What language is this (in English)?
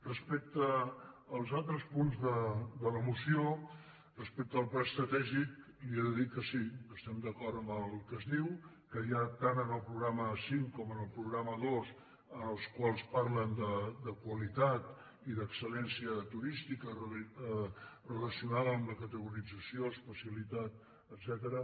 Catalan